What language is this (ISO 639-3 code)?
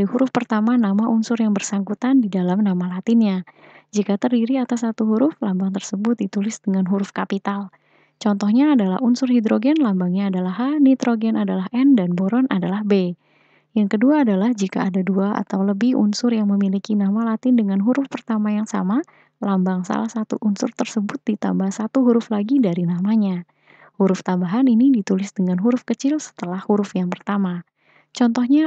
ind